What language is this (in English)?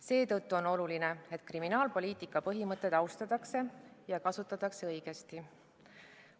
Estonian